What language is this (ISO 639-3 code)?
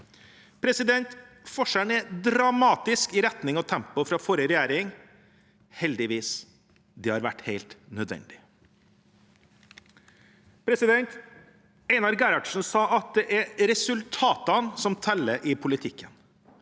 nor